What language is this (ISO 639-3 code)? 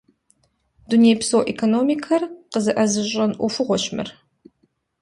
kbd